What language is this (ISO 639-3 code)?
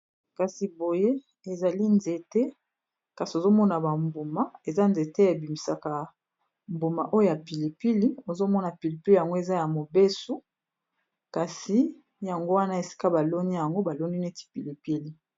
lin